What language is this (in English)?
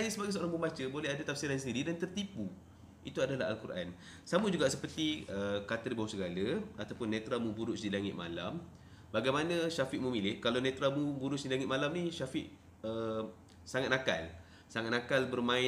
Malay